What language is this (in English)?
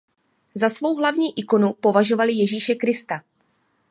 Czech